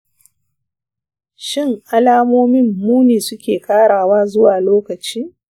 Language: Hausa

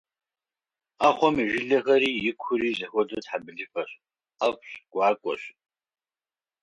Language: Kabardian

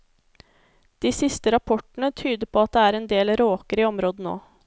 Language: Norwegian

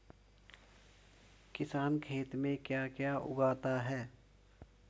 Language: Hindi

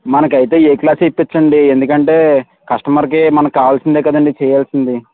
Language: Telugu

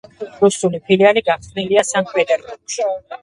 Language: Georgian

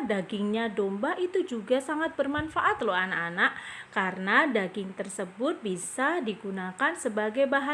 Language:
Indonesian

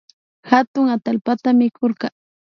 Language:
Imbabura Highland Quichua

